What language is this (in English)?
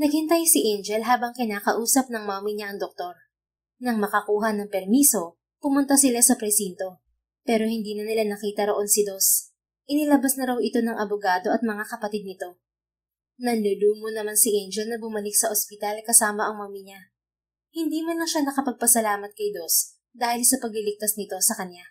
Filipino